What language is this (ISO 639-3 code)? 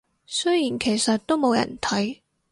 yue